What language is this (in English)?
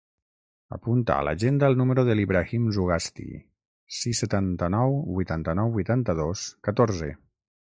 Catalan